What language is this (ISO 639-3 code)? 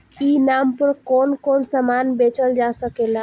bho